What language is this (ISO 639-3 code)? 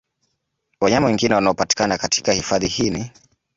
swa